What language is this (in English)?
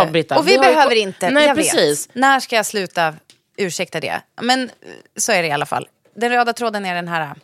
Swedish